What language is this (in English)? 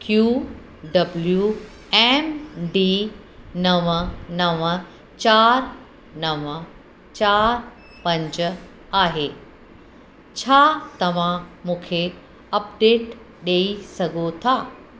Sindhi